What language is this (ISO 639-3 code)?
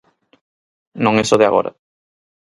glg